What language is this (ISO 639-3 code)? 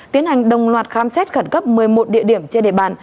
vie